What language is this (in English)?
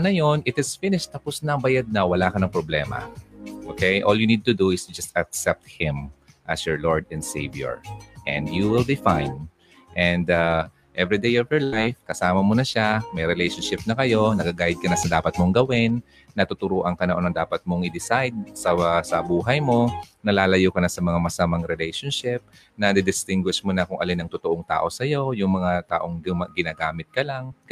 Filipino